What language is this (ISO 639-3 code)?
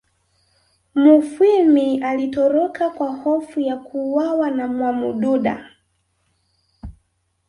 swa